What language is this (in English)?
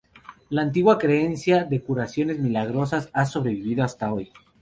Spanish